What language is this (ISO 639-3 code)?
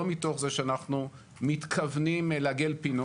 heb